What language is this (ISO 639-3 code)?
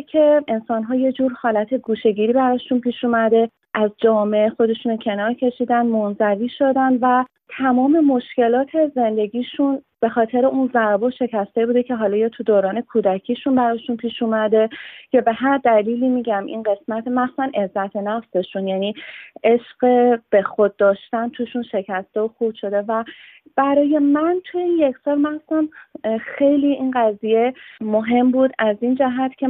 fas